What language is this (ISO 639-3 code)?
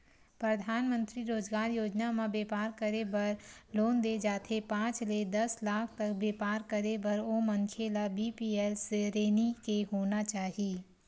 hne